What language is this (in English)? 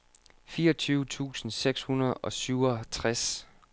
Danish